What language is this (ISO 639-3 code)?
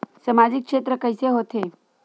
hne